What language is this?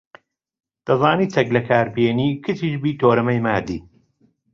Central Kurdish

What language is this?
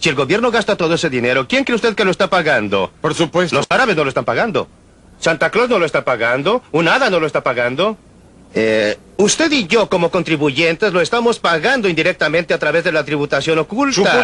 Spanish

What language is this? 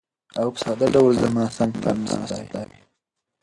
Pashto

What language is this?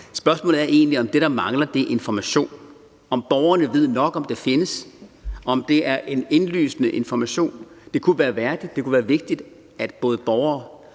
Danish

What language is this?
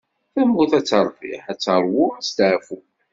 Kabyle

